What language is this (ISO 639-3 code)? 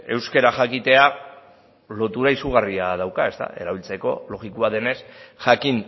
eus